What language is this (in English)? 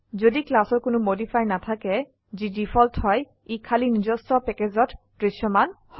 Assamese